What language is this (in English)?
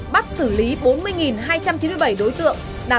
Vietnamese